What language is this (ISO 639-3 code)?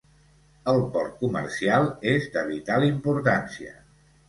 cat